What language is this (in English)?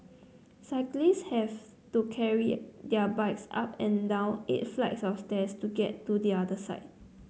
English